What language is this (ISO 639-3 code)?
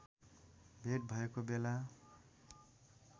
nep